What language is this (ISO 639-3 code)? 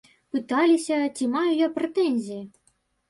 bel